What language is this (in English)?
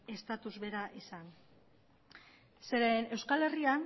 Basque